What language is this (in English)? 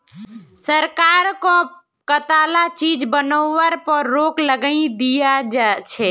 Magahi